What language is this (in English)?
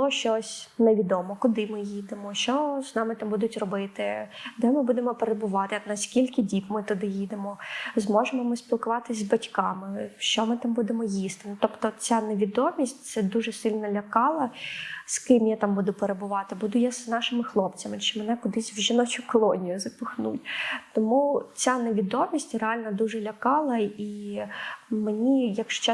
Ukrainian